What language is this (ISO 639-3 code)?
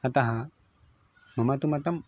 san